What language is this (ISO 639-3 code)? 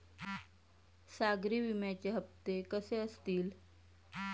mar